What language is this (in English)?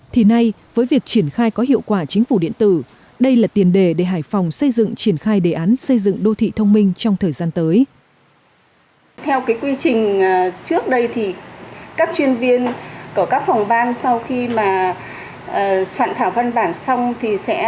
Vietnamese